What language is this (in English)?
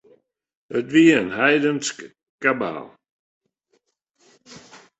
Western Frisian